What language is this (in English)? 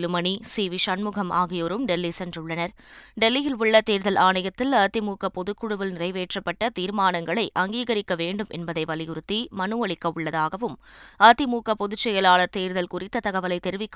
Tamil